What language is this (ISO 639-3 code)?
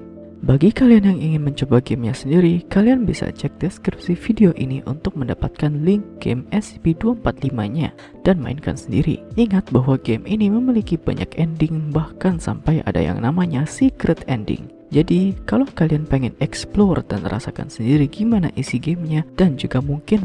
ind